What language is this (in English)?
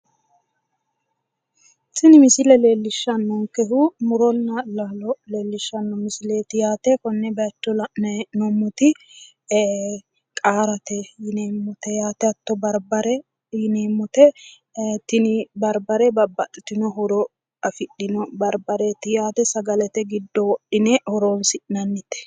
Sidamo